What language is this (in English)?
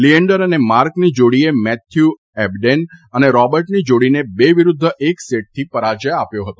Gujarati